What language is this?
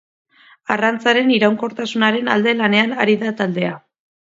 Basque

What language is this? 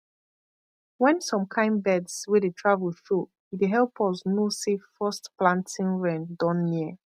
Nigerian Pidgin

